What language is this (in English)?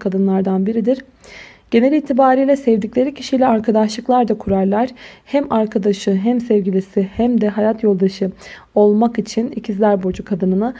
Turkish